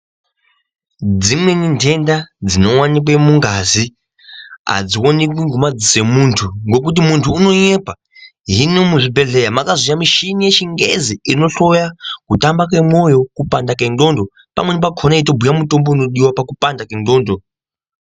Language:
Ndau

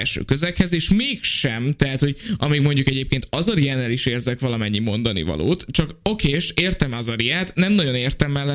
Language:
Hungarian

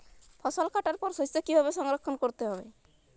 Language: Bangla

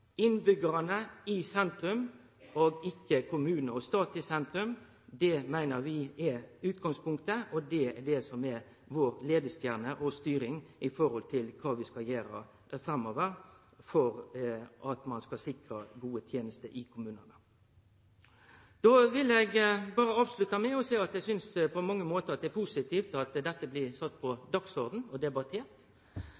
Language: Norwegian Nynorsk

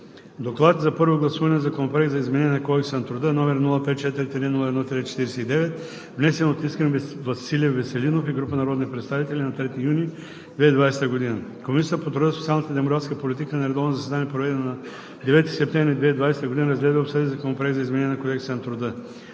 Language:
Bulgarian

